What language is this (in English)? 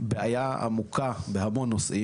Hebrew